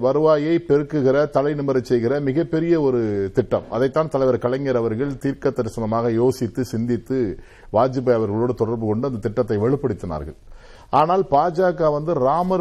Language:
Tamil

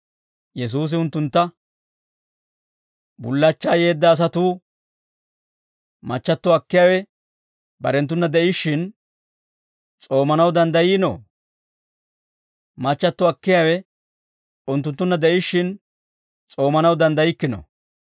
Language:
Dawro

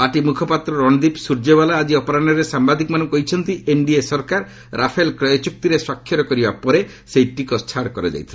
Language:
Odia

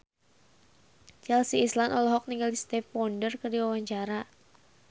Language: Sundanese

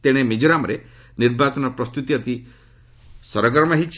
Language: Odia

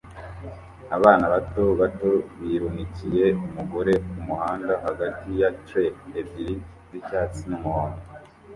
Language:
Kinyarwanda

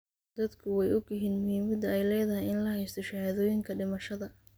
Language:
Somali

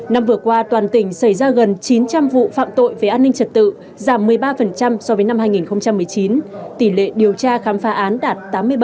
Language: Vietnamese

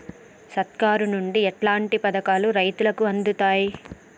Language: Telugu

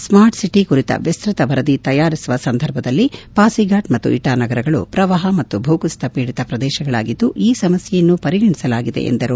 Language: Kannada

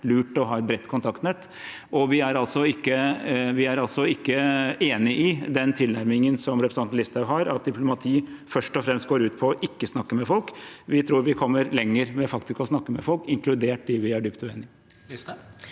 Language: Norwegian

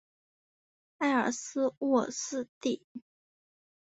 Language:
Chinese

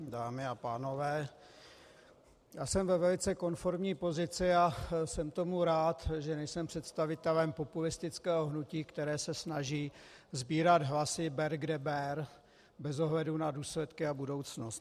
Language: Czech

